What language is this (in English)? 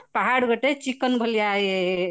Odia